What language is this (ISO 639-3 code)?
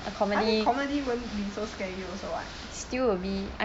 eng